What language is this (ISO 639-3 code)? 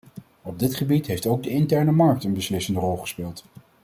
nld